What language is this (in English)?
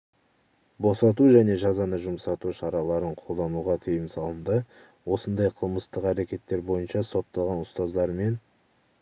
Kazakh